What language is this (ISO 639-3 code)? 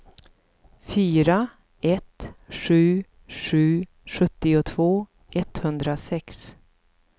swe